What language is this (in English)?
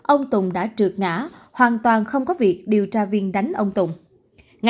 Vietnamese